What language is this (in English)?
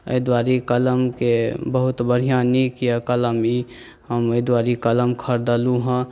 Maithili